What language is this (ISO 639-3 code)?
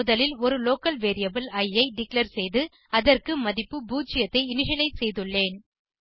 tam